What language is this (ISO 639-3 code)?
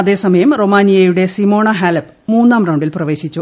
mal